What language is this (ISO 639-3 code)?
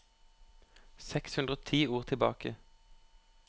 nor